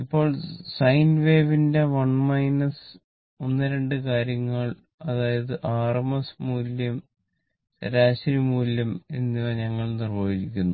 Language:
Malayalam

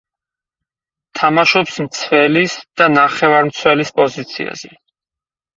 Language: Georgian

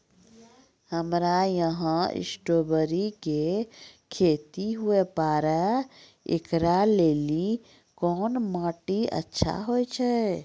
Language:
Maithili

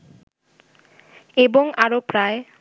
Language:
Bangla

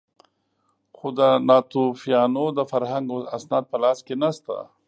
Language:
Pashto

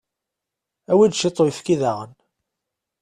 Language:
Kabyle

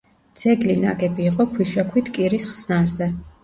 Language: Georgian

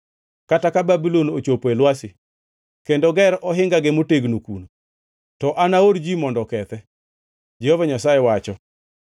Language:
Luo (Kenya and Tanzania)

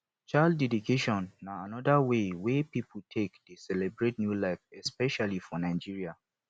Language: Nigerian Pidgin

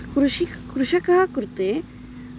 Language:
Sanskrit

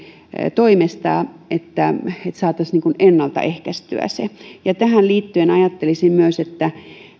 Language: Finnish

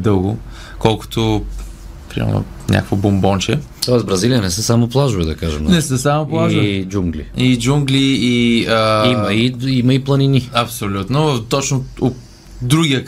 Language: Bulgarian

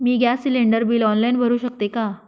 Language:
Marathi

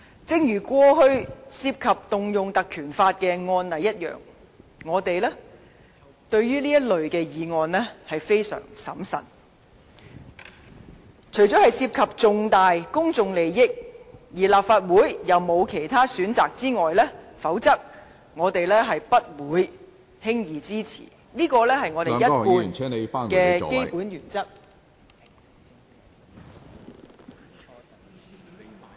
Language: Cantonese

